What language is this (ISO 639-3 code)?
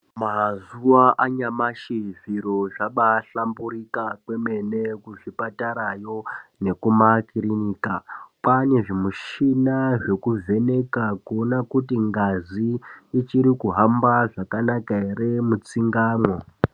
ndc